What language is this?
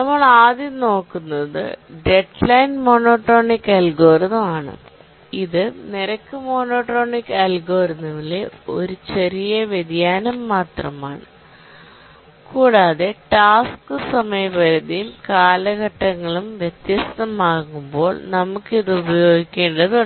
Malayalam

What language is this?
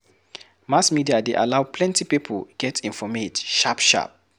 Nigerian Pidgin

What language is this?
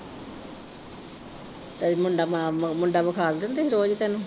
Punjabi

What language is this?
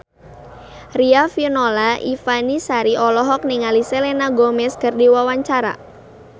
Sundanese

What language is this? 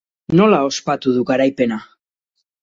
Basque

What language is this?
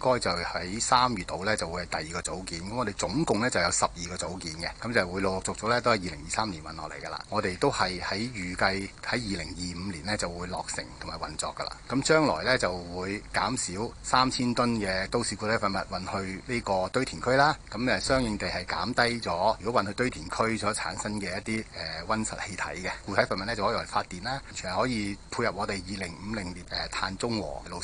Chinese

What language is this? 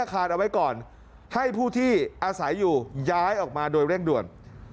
Thai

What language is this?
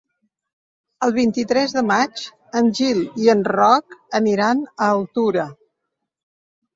Catalan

